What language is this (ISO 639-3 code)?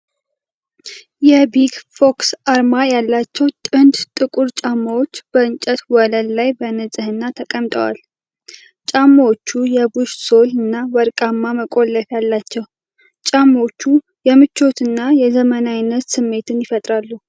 amh